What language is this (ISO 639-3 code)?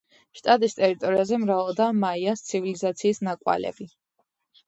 kat